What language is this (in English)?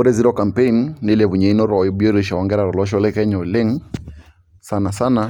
Masai